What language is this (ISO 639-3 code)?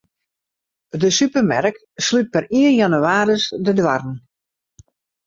fry